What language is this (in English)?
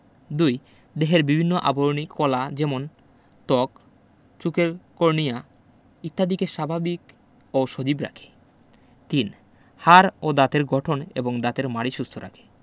Bangla